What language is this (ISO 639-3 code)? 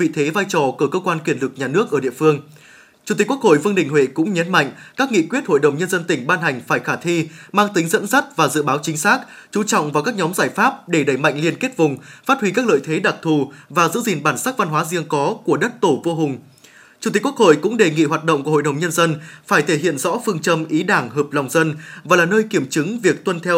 vie